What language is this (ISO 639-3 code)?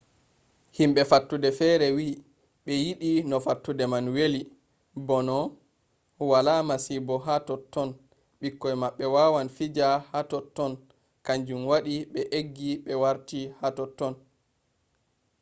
ful